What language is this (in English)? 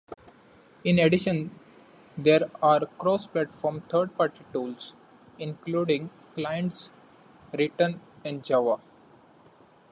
English